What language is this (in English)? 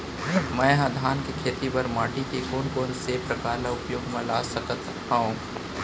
Chhattisgarhi